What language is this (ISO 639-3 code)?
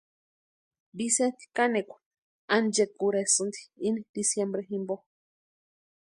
pua